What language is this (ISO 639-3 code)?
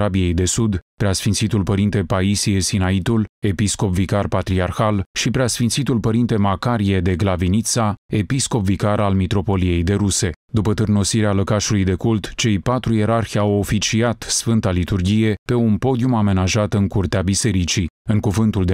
ron